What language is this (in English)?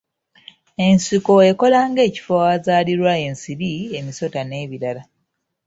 Ganda